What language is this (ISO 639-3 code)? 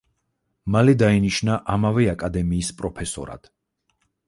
kat